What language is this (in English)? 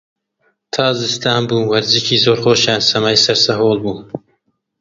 Central Kurdish